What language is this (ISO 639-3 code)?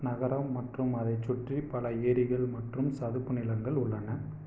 tam